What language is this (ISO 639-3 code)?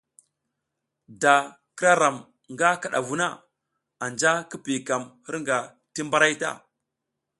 giz